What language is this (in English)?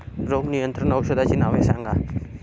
Marathi